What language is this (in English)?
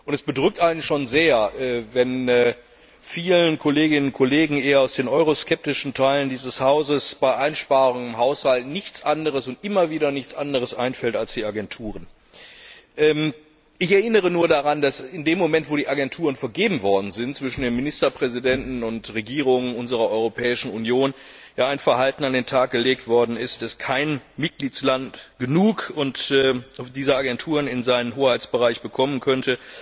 German